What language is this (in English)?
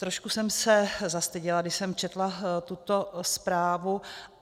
Czech